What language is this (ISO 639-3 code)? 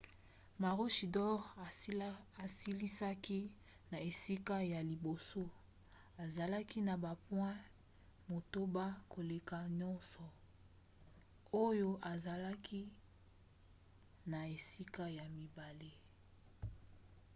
lin